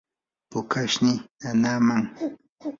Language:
Yanahuanca Pasco Quechua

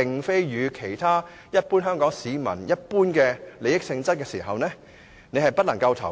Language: Cantonese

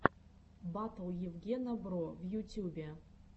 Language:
Russian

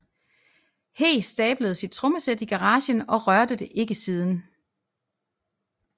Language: Danish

